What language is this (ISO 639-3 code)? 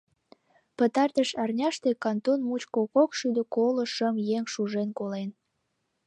chm